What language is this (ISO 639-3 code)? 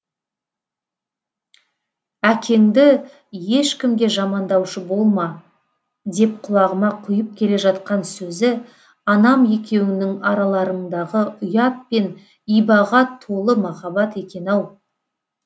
kaz